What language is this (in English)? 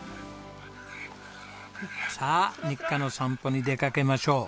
Japanese